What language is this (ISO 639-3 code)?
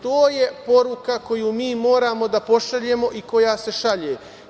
srp